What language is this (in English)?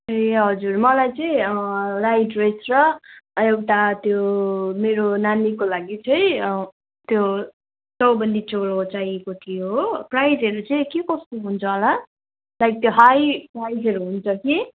Nepali